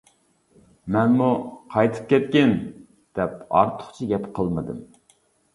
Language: Uyghur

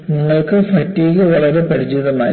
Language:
Malayalam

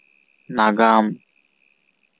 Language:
Santali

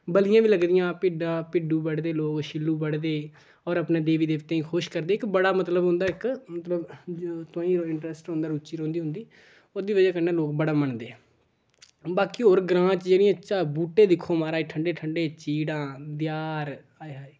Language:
Dogri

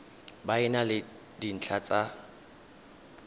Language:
Tswana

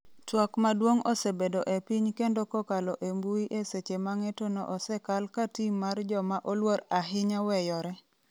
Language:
Luo (Kenya and Tanzania)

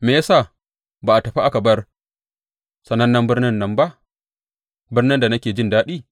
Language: Hausa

